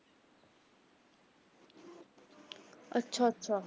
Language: Punjabi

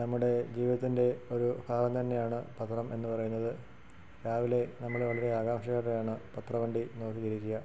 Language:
Malayalam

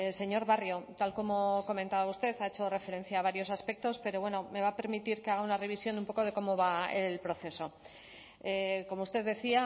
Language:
Spanish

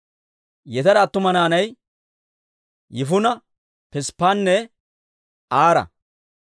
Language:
Dawro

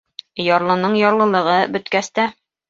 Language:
Bashkir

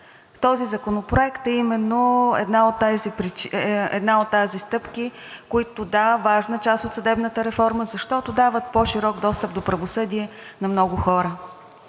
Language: Bulgarian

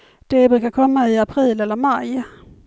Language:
Swedish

